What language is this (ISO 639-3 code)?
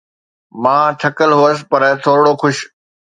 snd